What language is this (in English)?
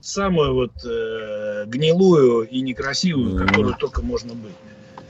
Russian